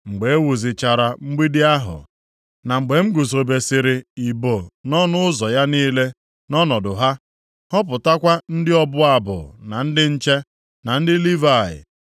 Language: Igbo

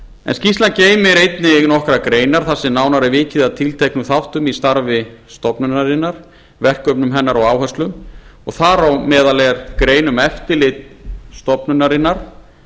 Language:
Icelandic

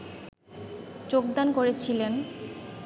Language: Bangla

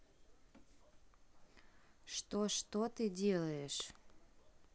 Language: Russian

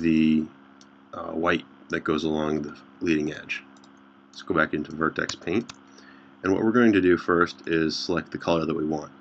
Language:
English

